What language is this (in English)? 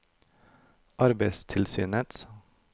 Norwegian